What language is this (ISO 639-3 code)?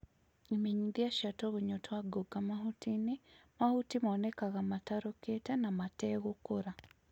kik